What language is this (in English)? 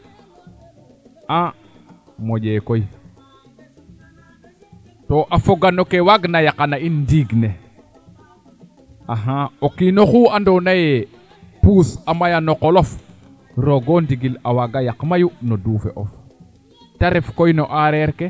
Serer